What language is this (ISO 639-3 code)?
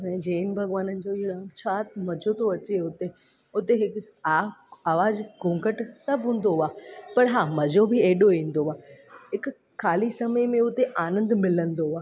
snd